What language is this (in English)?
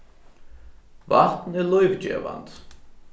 Faroese